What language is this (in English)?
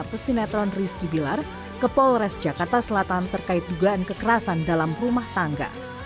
Indonesian